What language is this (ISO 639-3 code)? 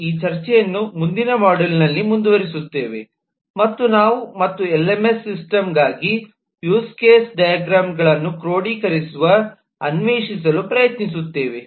kan